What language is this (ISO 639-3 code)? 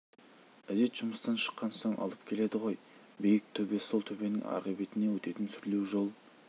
kaz